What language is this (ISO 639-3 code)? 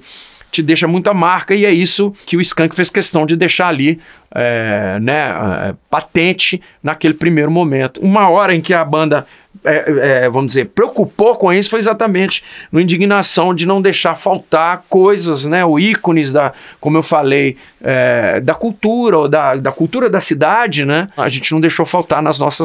por